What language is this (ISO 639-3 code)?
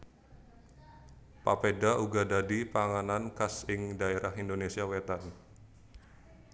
jav